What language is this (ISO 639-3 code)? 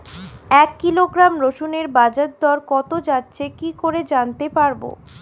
ben